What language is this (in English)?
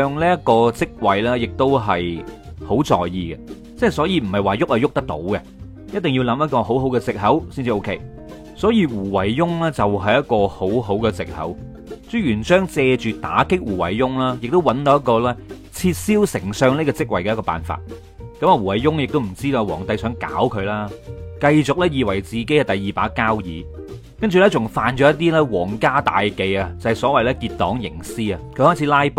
Chinese